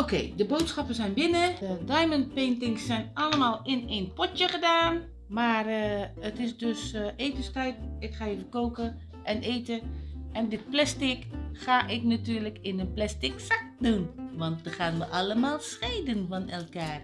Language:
Dutch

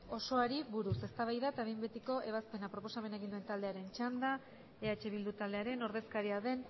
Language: Basque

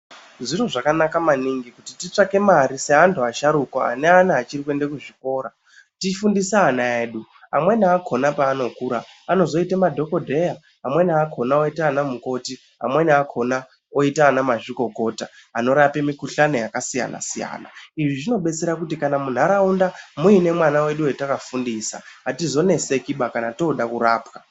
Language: Ndau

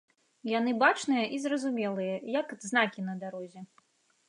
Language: Belarusian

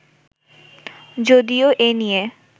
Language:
Bangla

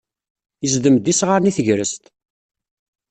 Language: Kabyle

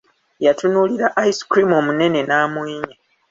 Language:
Ganda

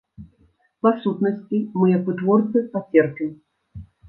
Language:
Belarusian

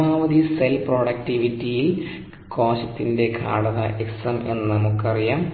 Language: Malayalam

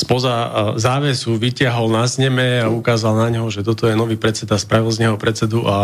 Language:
Slovak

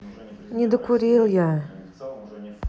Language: Russian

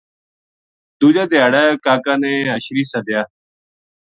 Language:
Gujari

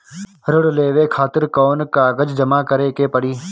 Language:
Bhojpuri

